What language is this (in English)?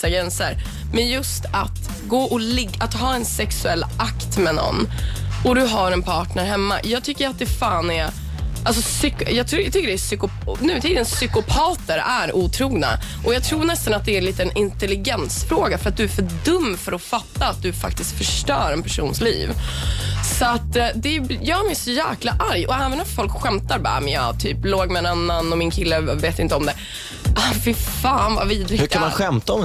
Swedish